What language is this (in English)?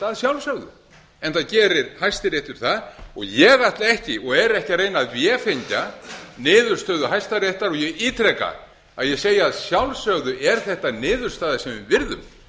Icelandic